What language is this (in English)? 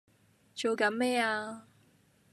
Cantonese